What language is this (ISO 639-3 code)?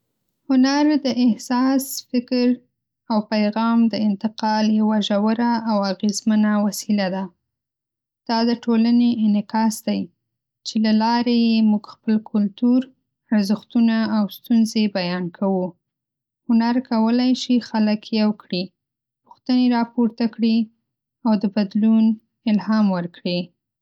pus